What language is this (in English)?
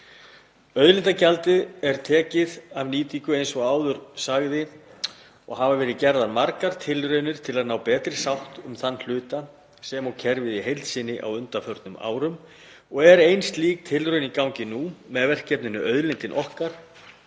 Icelandic